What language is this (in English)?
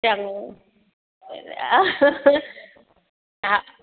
Sindhi